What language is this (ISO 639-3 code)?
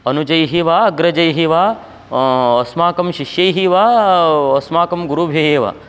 san